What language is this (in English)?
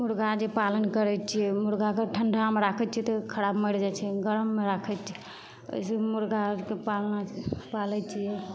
Maithili